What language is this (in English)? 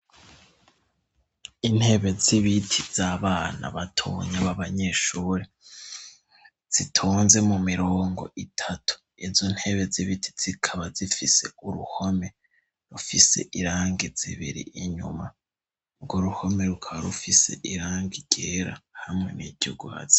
Rundi